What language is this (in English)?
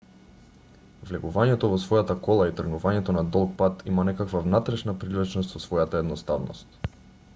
Macedonian